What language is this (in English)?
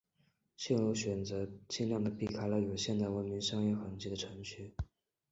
Chinese